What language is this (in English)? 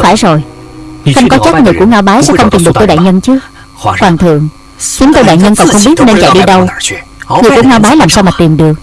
Vietnamese